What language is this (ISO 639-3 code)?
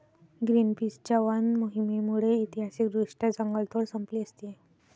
mar